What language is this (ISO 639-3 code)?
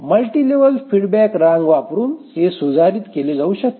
mar